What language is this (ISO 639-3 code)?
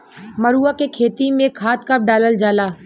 bho